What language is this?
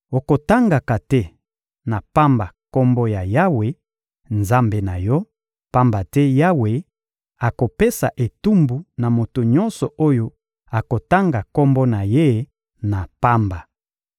Lingala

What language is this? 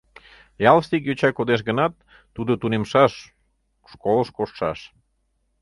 Mari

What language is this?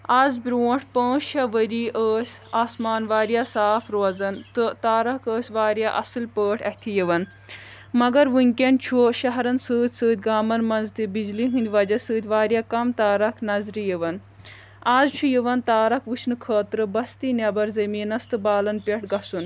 Kashmiri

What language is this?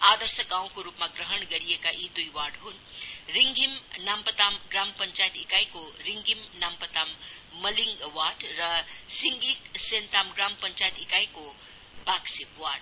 Nepali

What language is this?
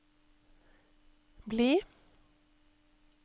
Norwegian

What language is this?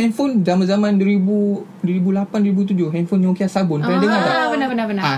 Malay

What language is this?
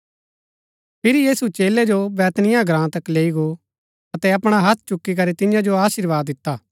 Gaddi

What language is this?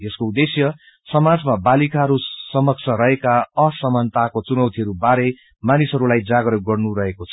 Nepali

